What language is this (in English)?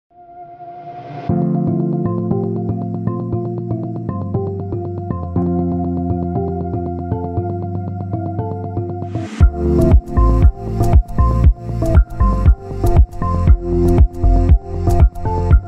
English